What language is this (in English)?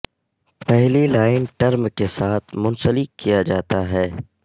Urdu